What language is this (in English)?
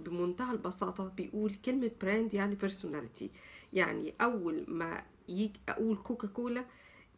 Arabic